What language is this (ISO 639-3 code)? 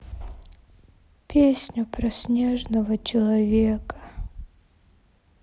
rus